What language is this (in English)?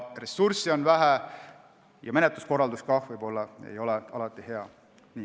Estonian